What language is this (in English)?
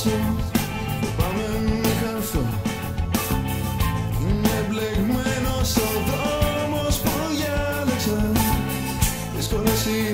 Greek